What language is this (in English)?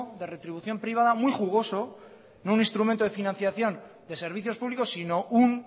Spanish